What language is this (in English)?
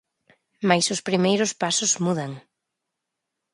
Galician